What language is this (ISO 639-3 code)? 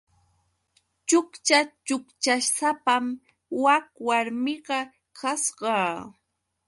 qux